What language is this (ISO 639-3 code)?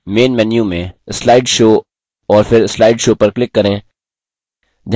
hin